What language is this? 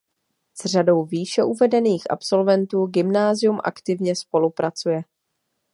Czech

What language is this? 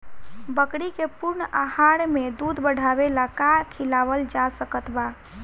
Bhojpuri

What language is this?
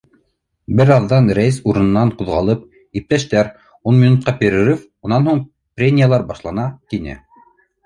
Bashkir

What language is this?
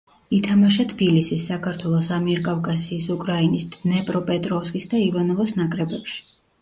Georgian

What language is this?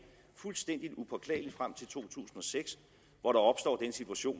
Danish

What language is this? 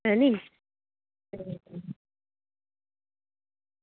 Dogri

